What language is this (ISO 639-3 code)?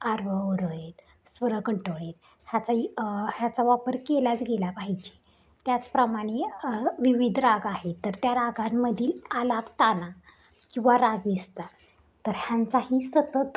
mar